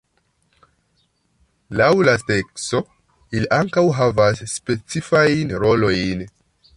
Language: Esperanto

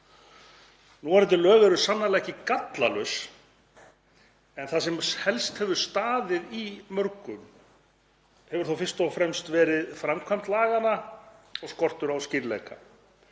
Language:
Icelandic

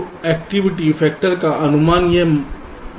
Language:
Hindi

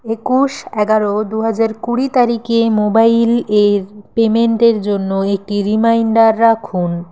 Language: Bangla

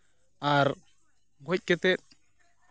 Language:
Santali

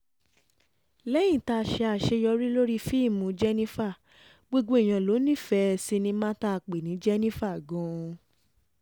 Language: Yoruba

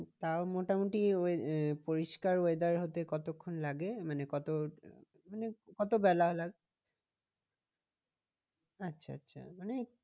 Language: Bangla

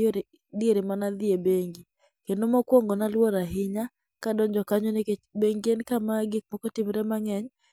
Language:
Luo (Kenya and Tanzania)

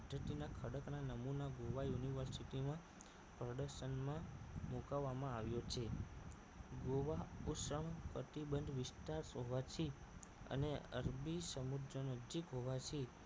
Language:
Gujarati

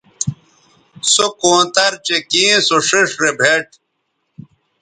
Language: Bateri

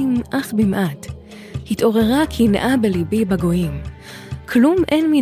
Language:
Hebrew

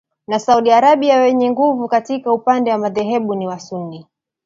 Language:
Swahili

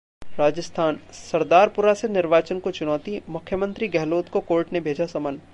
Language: Hindi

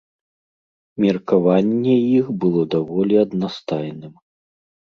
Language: Belarusian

